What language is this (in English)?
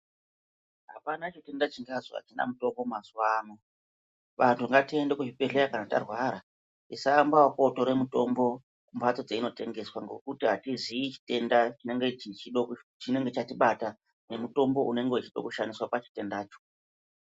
Ndau